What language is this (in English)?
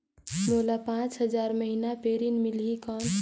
Chhattisgarhi